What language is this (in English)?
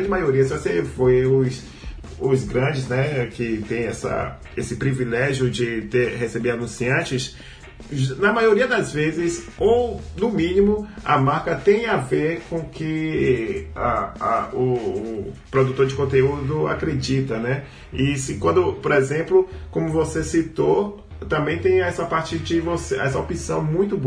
Portuguese